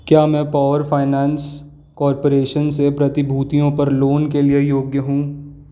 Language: Hindi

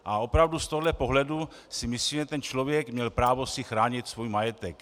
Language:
Czech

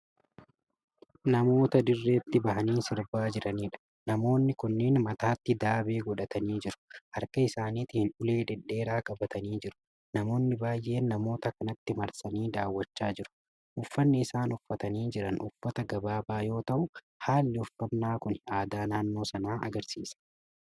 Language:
Oromo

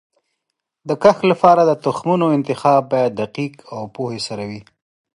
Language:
Pashto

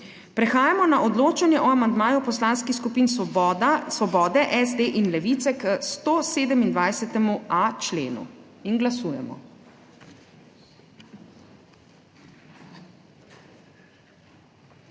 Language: Slovenian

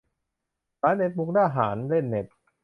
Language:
Thai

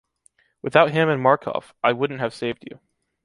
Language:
English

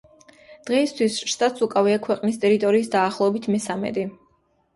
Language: Georgian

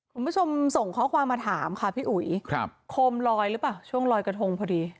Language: Thai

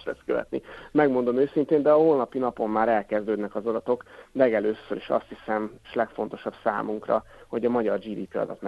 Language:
Hungarian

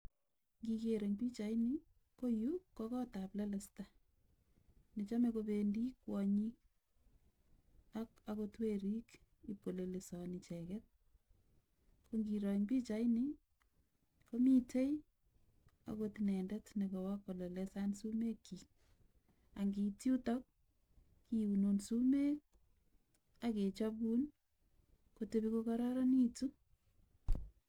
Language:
Kalenjin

